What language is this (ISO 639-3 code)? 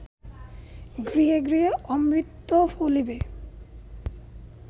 ben